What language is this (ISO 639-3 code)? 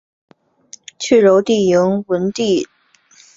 zho